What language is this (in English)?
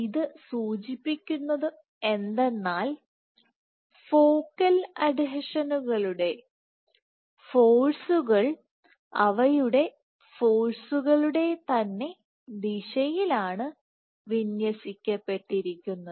Malayalam